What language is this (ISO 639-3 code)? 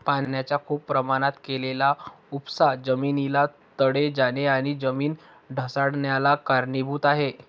mar